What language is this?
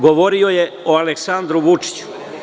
Serbian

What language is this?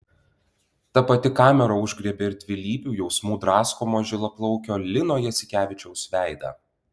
Lithuanian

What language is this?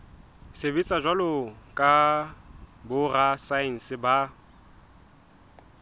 Southern Sotho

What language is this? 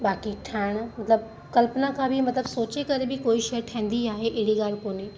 Sindhi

